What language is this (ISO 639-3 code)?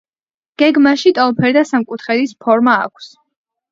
kat